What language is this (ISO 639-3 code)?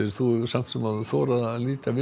isl